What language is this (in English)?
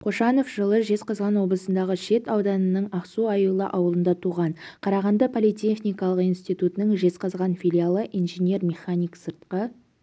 Kazakh